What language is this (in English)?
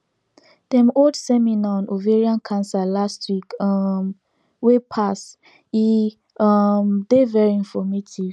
Nigerian Pidgin